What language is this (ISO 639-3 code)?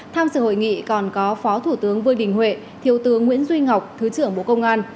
vie